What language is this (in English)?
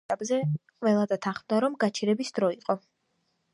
Georgian